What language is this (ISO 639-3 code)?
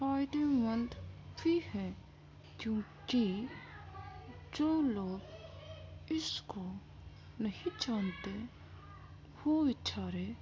urd